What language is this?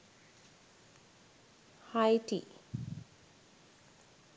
Sinhala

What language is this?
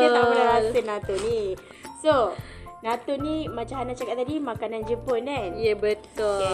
Malay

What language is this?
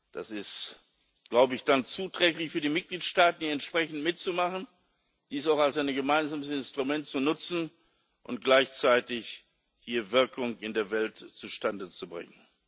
German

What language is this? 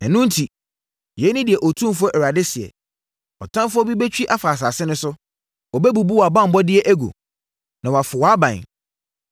Akan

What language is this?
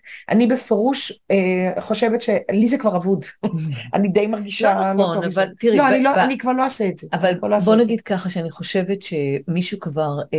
Hebrew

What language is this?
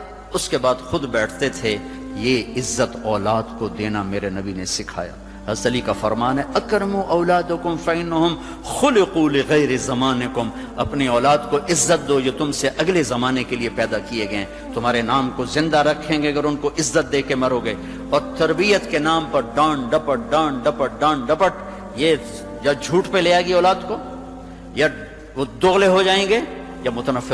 Urdu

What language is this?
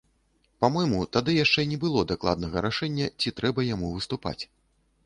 Belarusian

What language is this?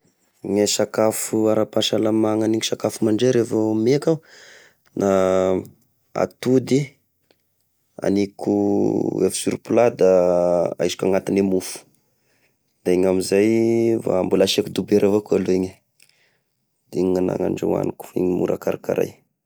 Tesaka Malagasy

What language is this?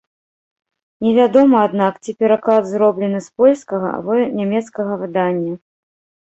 Belarusian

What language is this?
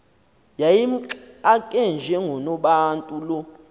Xhosa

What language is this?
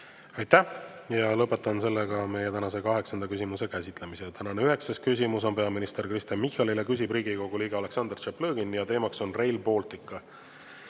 Estonian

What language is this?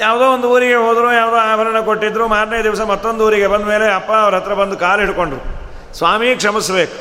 Kannada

